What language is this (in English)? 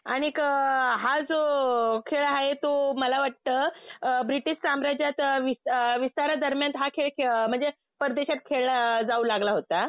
Marathi